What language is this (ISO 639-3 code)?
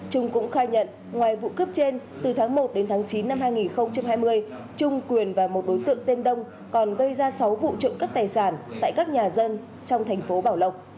vie